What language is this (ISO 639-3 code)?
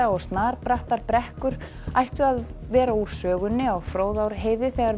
isl